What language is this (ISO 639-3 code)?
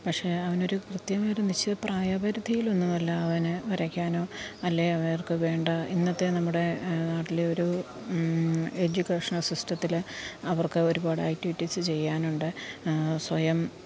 mal